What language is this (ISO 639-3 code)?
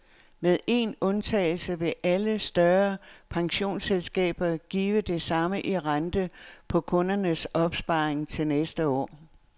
dan